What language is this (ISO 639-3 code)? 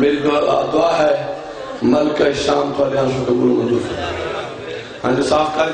hin